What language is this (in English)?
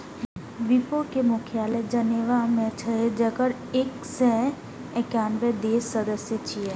Maithili